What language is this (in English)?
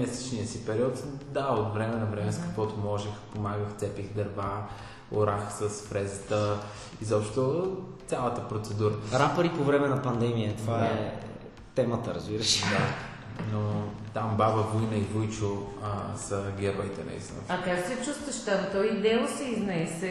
Bulgarian